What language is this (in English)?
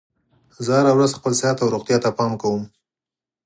Pashto